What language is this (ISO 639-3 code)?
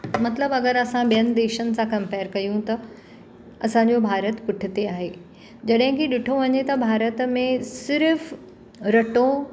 snd